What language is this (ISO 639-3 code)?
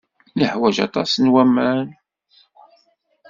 kab